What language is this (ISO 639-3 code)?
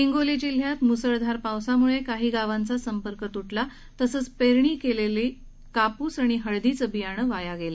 mar